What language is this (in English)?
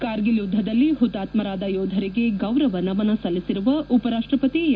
Kannada